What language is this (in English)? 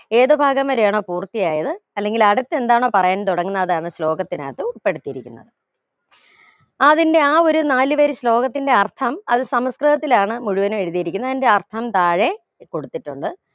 Malayalam